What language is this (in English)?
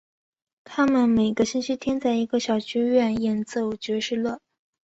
Chinese